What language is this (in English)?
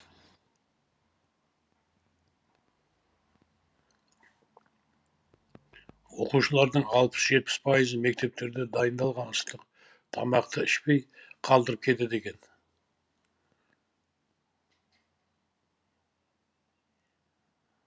Kazakh